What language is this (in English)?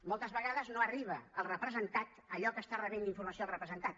Catalan